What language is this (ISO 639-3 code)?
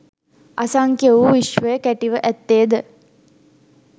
sin